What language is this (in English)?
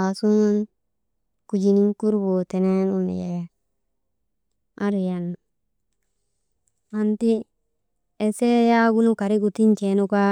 Maba